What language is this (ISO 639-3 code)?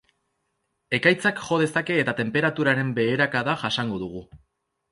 eus